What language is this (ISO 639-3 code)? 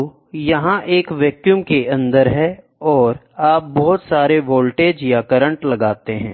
hin